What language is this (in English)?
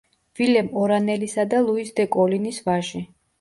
Georgian